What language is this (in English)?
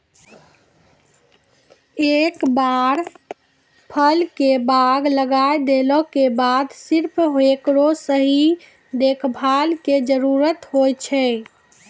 Maithili